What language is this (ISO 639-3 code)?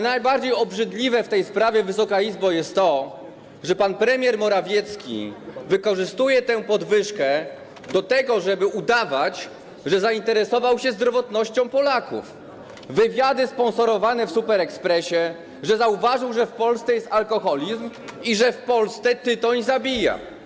pol